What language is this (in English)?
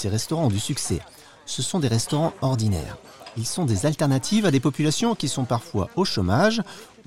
French